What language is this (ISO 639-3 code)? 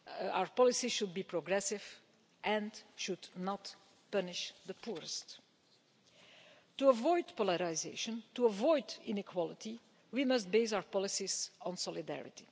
eng